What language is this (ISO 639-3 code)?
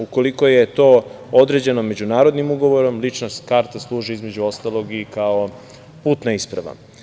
srp